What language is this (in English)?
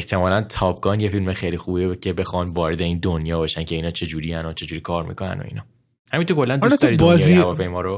Persian